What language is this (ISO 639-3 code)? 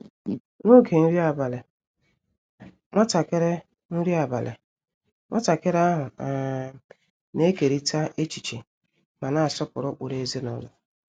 ibo